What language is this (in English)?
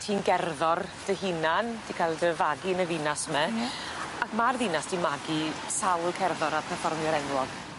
Welsh